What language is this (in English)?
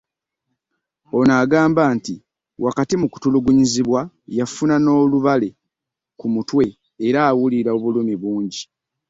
Ganda